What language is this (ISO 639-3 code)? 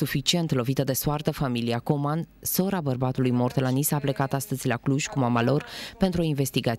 ron